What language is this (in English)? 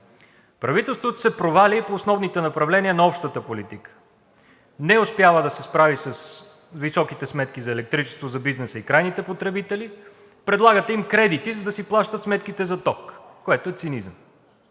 Bulgarian